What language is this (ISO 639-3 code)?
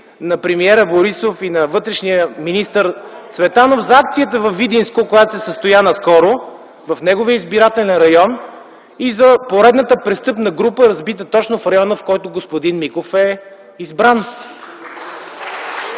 bul